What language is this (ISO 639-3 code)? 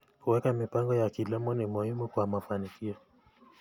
kln